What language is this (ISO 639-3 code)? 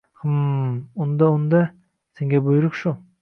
uzb